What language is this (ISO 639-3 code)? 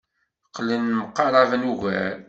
kab